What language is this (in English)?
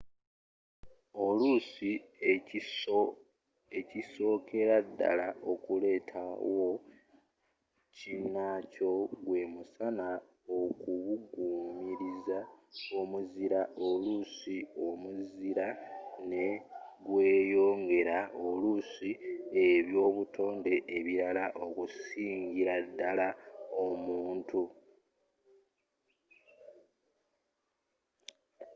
Ganda